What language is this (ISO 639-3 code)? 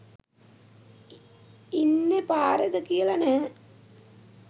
sin